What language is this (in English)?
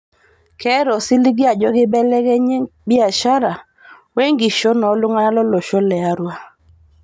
Masai